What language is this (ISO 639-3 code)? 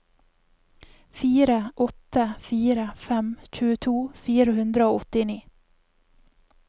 nor